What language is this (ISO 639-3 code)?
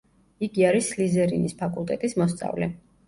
kat